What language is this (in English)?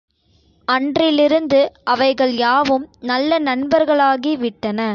Tamil